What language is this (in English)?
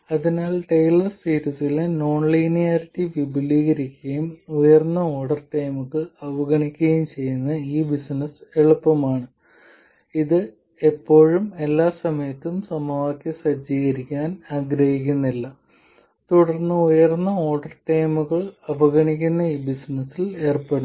Malayalam